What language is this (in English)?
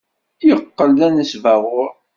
Kabyle